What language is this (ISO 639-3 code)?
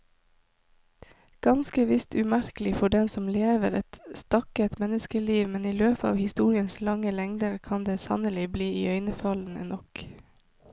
nor